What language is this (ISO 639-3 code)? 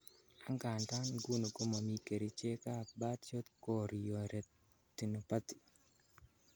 kln